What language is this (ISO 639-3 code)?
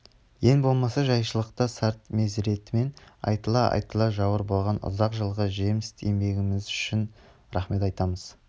kaz